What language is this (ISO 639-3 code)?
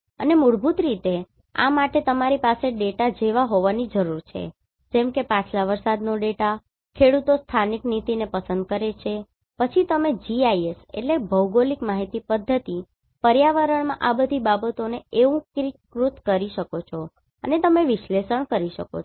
guj